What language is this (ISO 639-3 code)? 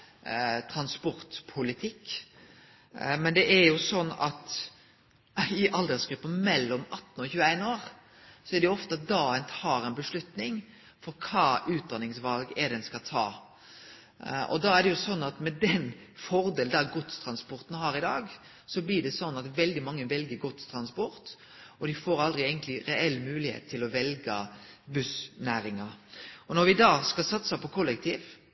nno